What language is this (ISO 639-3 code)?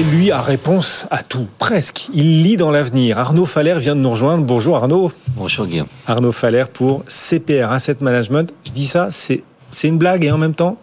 fra